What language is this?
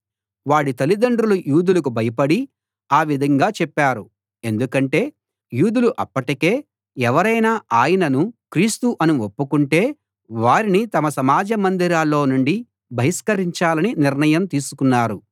Telugu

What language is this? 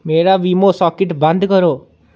Dogri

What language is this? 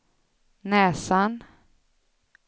Swedish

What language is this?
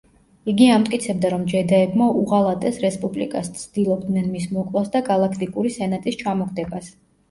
Georgian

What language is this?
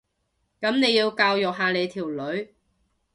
Cantonese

